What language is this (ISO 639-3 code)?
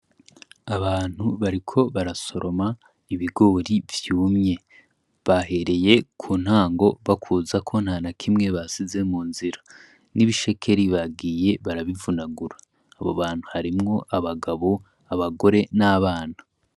run